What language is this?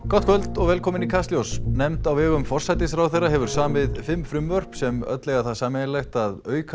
Icelandic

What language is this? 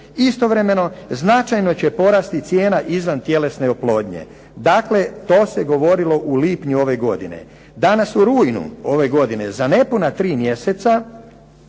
Croatian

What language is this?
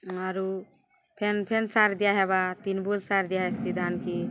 Odia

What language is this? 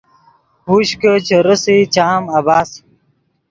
Yidgha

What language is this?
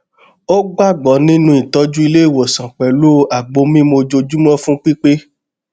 Yoruba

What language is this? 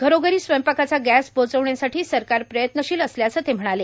Marathi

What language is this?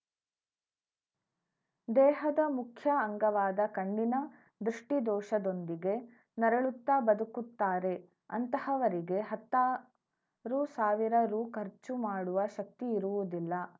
Kannada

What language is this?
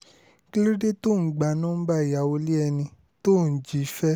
Yoruba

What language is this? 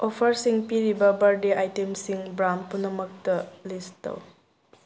Manipuri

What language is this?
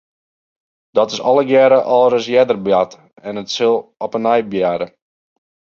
Western Frisian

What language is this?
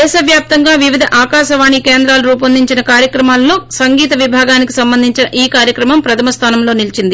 Telugu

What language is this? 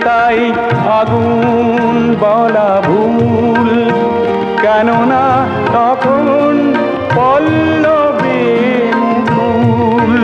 Bangla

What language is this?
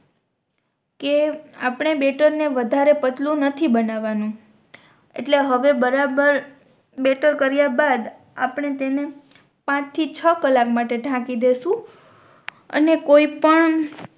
Gujarati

